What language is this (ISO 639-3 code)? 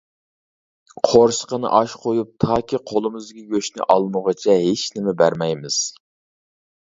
uig